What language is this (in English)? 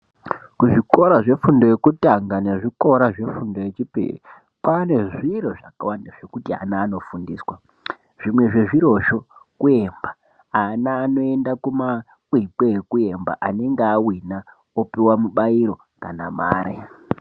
Ndau